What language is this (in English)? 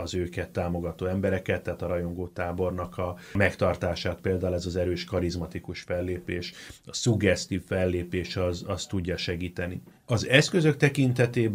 Hungarian